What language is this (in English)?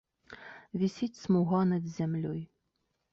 Belarusian